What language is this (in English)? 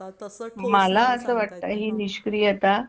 Marathi